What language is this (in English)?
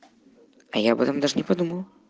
Russian